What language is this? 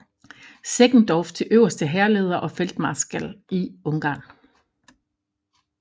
Danish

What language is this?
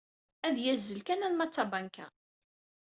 Kabyle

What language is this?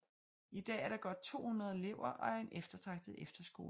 Danish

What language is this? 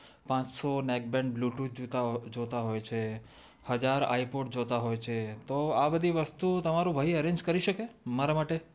Gujarati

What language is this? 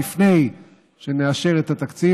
Hebrew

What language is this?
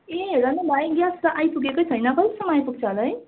Nepali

